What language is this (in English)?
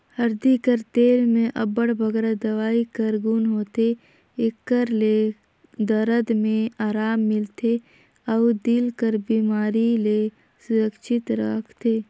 Chhattisgarhi